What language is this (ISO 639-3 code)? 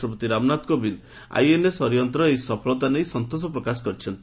ori